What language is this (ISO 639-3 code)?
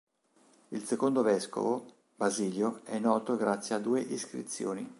ita